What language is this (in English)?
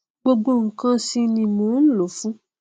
Yoruba